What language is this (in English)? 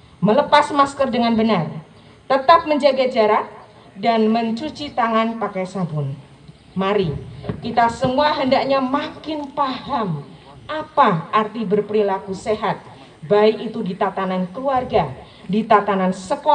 Indonesian